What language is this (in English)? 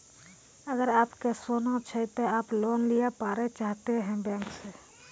Maithili